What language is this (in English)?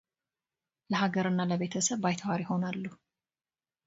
Amharic